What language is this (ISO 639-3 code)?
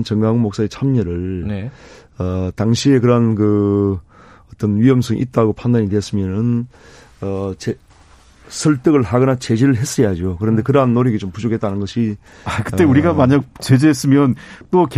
kor